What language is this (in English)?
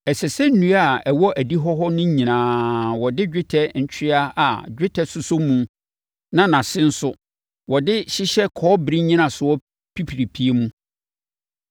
Akan